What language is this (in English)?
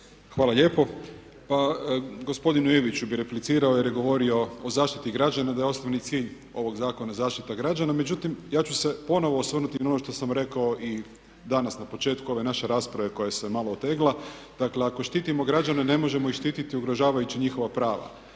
Croatian